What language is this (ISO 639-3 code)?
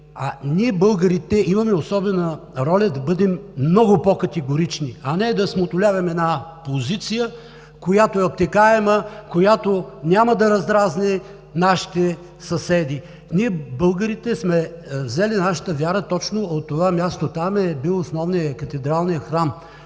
bul